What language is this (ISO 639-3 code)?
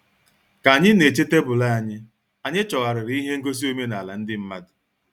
ibo